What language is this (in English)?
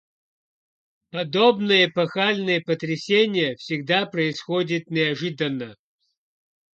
Russian